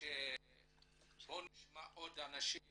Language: Hebrew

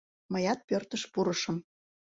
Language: Mari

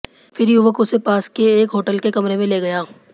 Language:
Hindi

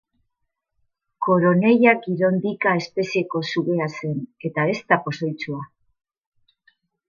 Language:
Basque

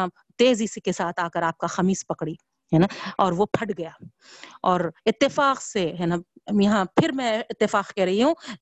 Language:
Urdu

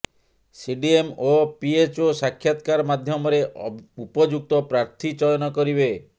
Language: Odia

